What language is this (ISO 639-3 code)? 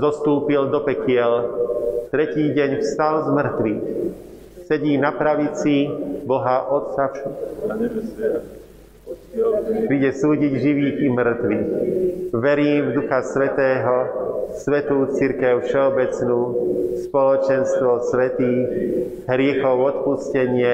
slk